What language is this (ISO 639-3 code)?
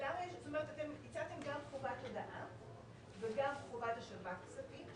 heb